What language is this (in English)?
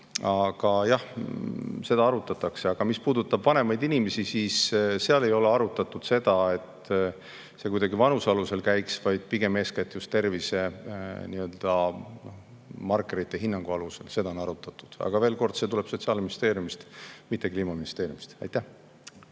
Estonian